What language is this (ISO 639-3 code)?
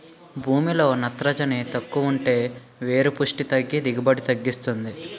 tel